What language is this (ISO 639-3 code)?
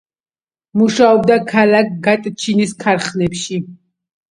kat